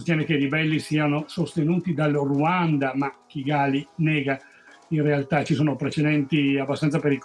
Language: Italian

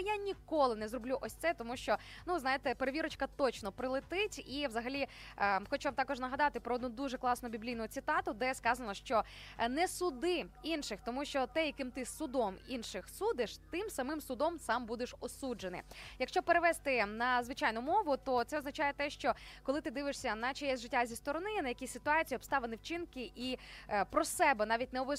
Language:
Ukrainian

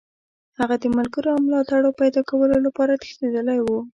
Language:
Pashto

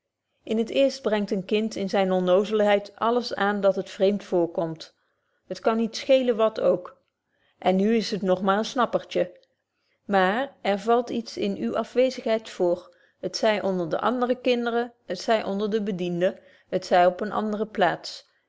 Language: Dutch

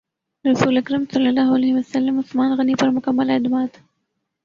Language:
Urdu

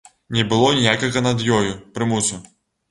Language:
Belarusian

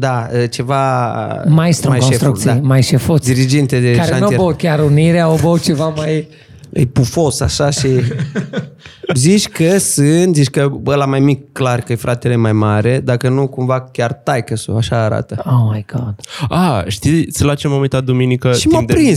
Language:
Romanian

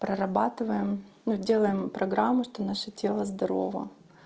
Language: Russian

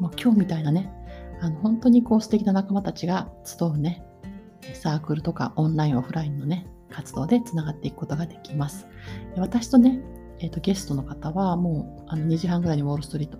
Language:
Japanese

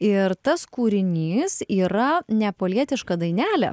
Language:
Lithuanian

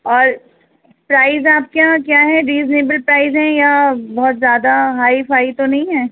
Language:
Urdu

